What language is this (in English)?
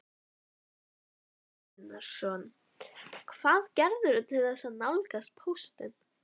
Icelandic